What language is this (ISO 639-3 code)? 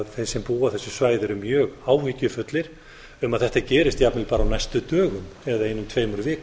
isl